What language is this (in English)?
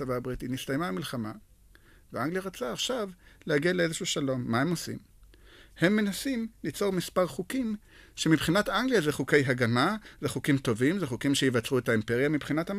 Hebrew